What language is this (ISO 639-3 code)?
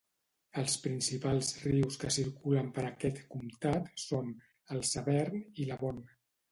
cat